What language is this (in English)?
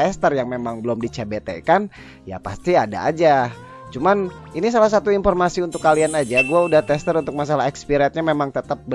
Indonesian